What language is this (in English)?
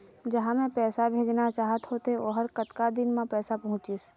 Chhattisgarhi